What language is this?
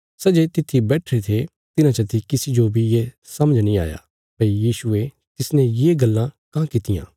Bilaspuri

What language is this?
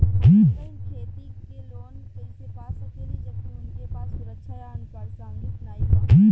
Bhojpuri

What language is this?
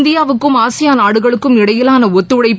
Tamil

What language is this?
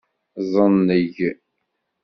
Kabyle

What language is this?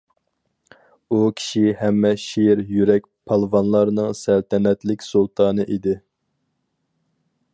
Uyghur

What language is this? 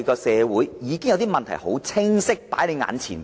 Cantonese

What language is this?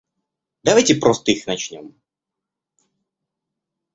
Russian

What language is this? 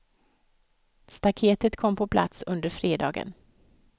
Swedish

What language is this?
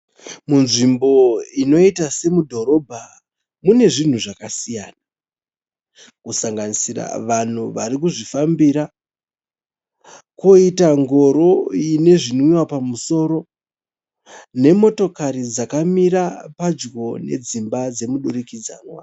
Shona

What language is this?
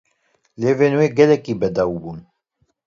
Kurdish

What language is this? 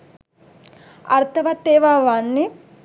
Sinhala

